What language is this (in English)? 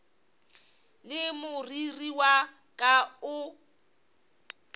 Northern Sotho